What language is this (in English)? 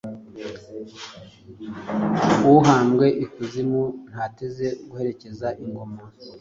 Kinyarwanda